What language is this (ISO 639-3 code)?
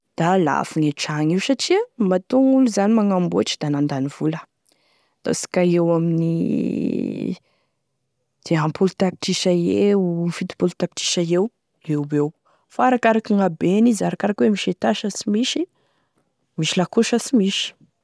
tkg